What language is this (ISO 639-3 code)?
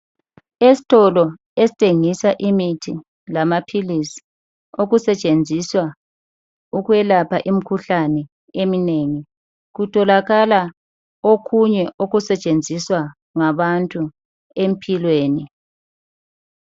nde